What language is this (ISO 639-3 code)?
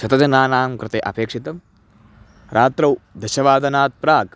san